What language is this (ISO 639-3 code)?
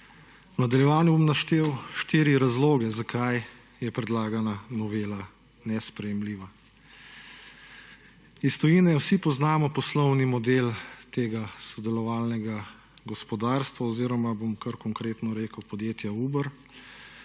slv